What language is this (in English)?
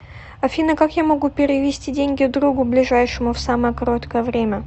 Russian